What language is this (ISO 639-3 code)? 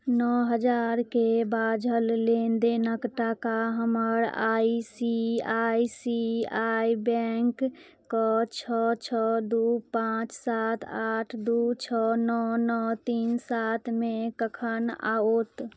mai